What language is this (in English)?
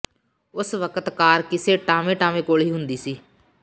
Punjabi